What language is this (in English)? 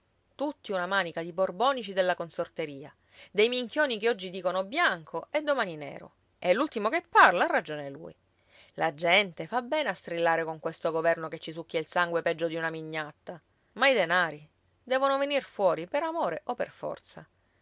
Italian